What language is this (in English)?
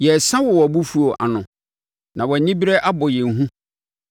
Akan